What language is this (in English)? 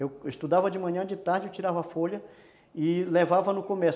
Portuguese